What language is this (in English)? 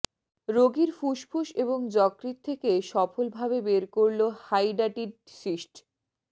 Bangla